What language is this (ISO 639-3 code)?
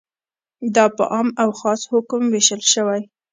pus